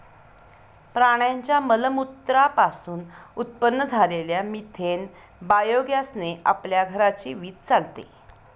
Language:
Marathi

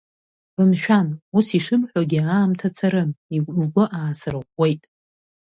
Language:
Abkhazian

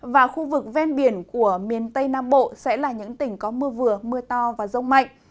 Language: Vietnamese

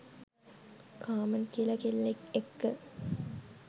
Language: Sinhala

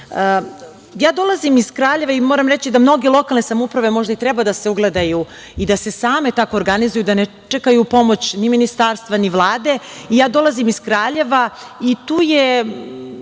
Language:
Serbian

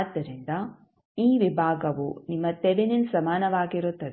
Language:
Kannada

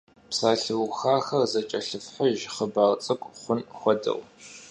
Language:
Kabardian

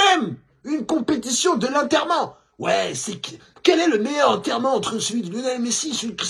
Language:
French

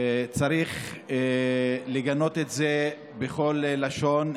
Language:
Hebrew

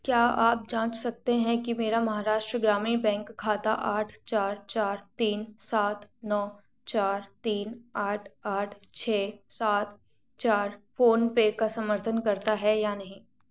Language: Hindi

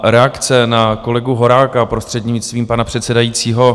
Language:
Czech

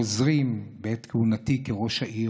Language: Hebrew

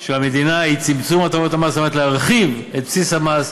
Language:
Hebrew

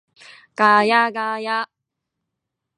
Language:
Japanese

